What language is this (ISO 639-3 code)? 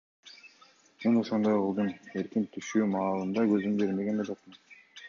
kir